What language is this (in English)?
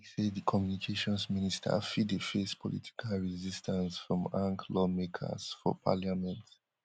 Nigerian Pidgin